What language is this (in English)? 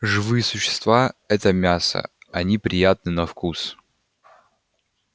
Russian